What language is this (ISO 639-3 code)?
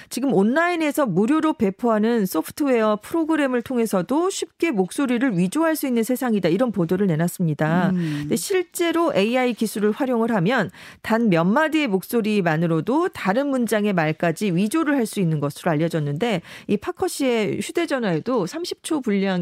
kor